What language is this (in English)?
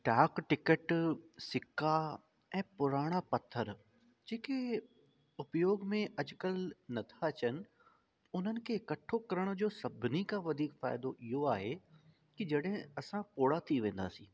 Sindhi